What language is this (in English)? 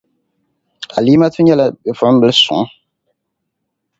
Dagbani